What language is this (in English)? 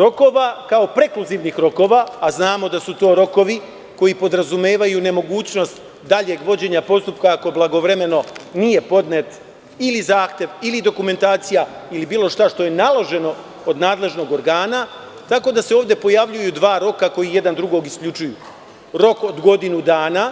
Serbian